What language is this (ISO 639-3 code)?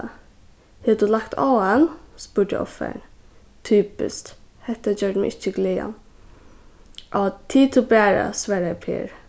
fao